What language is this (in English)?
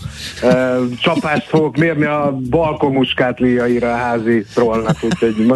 Hungarian